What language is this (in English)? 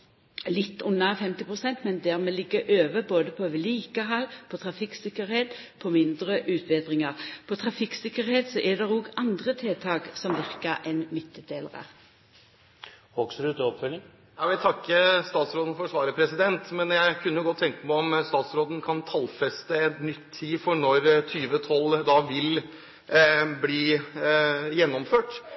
Norwegian